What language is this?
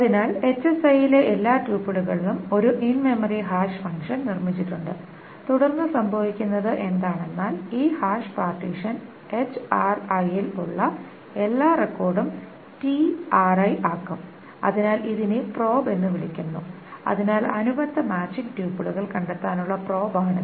Malayalam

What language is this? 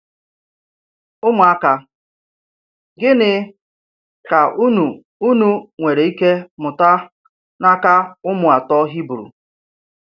Igbo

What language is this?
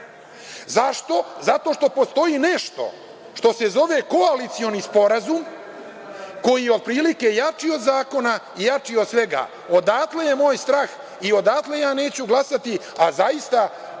Serbian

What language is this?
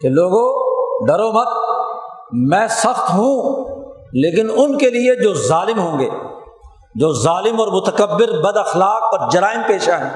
Urdu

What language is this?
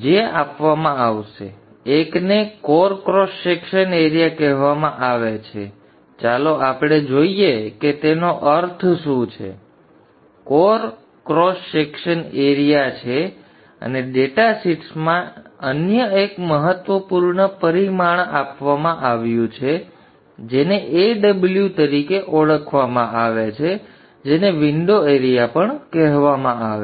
Gujarati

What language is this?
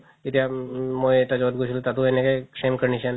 Assamese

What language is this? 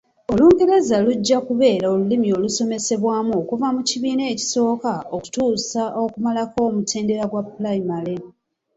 Ganda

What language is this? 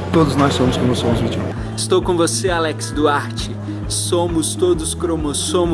Portuguese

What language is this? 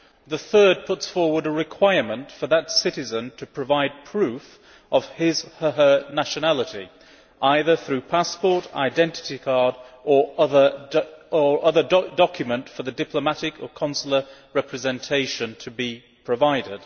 English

